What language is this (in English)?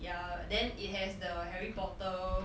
English